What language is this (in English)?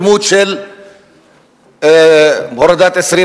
Hebrew